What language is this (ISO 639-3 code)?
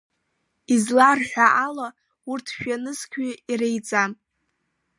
abk